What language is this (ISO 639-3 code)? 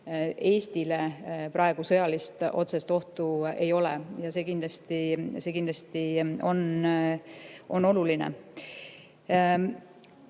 est